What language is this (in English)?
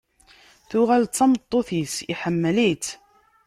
Kabyle